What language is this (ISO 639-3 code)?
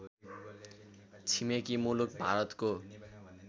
nep